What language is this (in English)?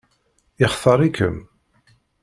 Kabyle